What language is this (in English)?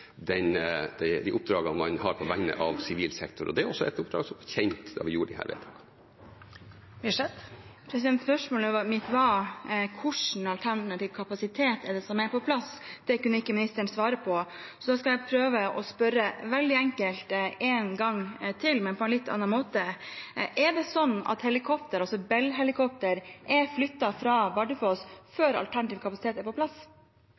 Norwegian